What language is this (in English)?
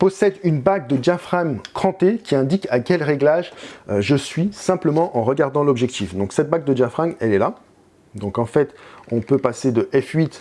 French